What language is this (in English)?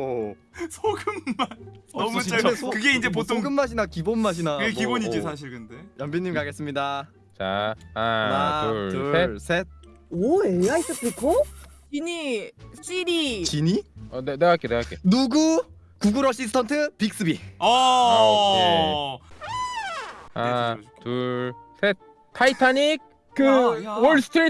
Korean